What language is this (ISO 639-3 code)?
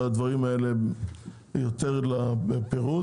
heb